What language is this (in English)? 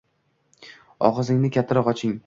Uzbek